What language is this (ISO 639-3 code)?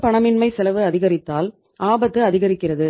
tam